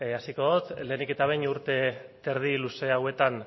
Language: Basque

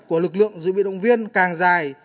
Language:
Vietnamese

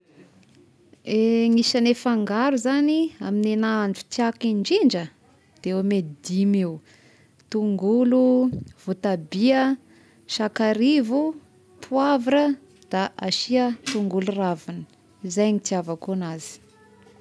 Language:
Tesaka Malagasy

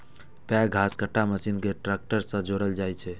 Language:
Maithili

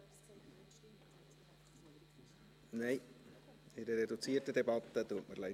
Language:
Swiss German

